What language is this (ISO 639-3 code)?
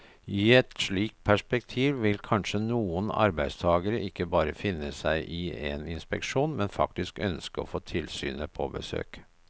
nor